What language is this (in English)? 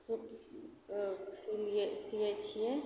Maithili